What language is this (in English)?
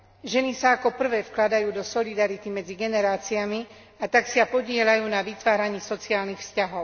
Slovak